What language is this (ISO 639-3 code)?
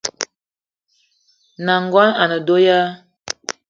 eto